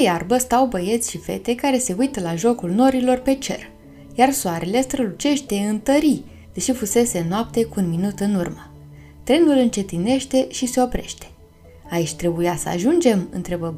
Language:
Romanian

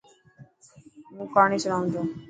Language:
Dhatki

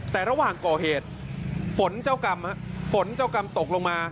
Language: Thai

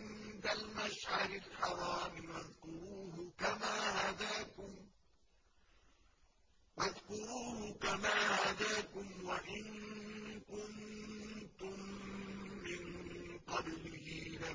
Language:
Arabic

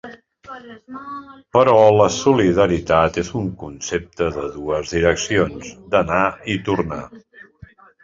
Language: Catalan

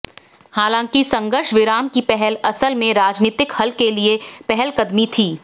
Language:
Hindi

